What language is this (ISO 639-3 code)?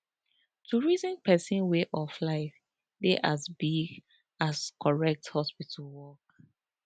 pcm